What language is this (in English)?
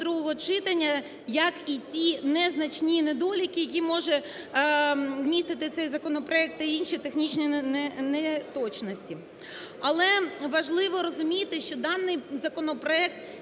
Ukrainian